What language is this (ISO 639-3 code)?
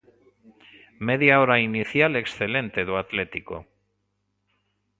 glg